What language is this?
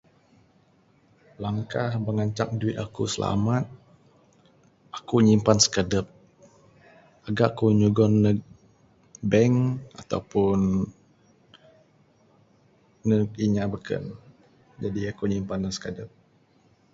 Bukar-Sadung Bidayuh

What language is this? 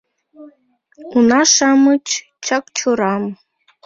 Mari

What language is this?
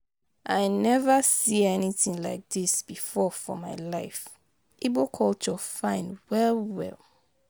Nigerian Pidgin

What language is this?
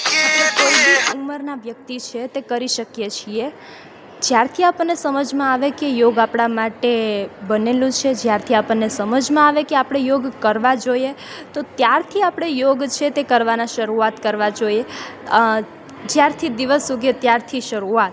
Gujarati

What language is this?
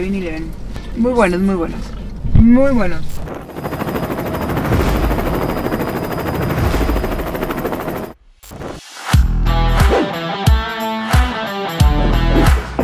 Spanish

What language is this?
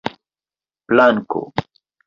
Esperanto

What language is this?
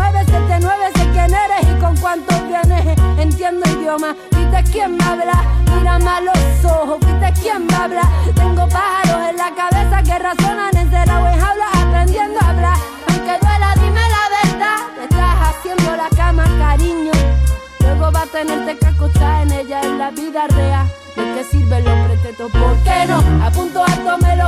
Ukrainian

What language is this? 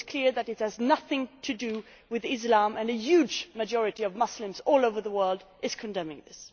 English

